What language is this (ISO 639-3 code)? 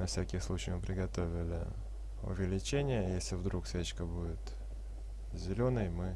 rus